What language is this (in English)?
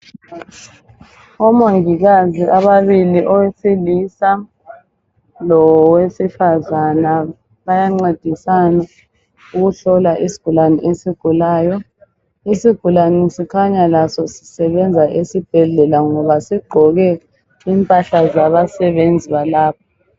North Ndebele